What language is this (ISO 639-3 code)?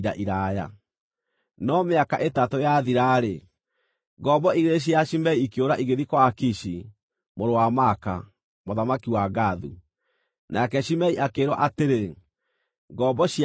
kik